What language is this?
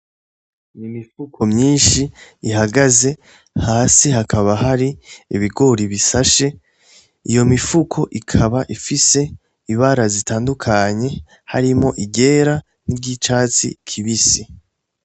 Rundi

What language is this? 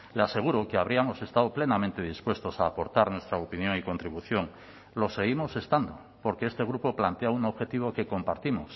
Spanish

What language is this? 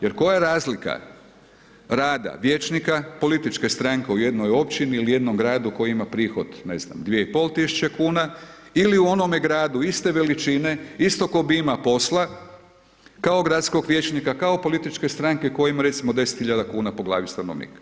Croatian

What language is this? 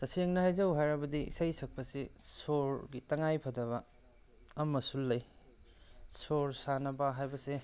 Manipuri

